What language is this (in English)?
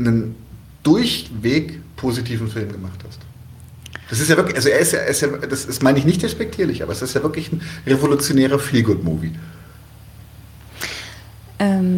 German